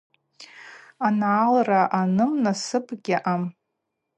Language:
Abaza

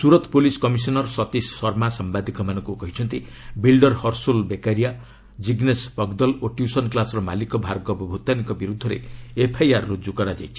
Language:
Odia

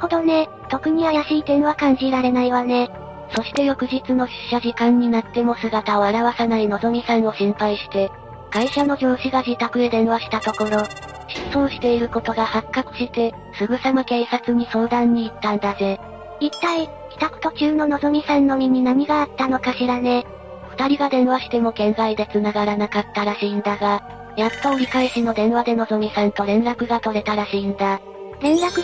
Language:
Japanese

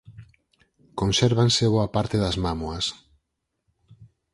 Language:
Galician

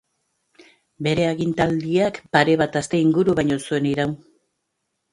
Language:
Basque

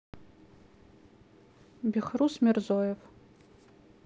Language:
Russian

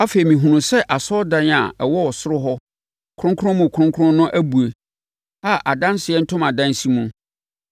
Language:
Akan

